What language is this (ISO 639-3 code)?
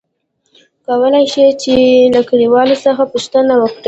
pus